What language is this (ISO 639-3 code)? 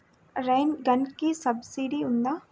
tel